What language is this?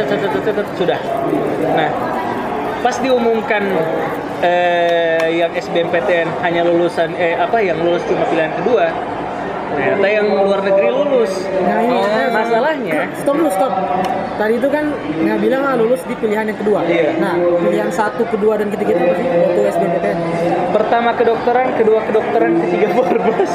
Indonesian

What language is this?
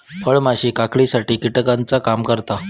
Marathi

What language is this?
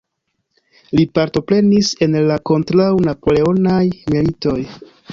Esperanto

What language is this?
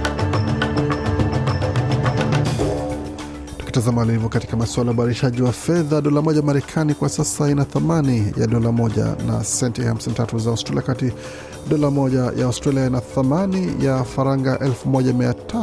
Swahili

